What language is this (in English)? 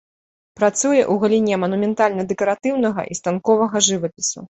Belarusian